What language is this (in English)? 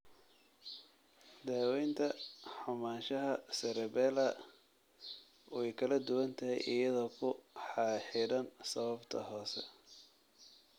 Somali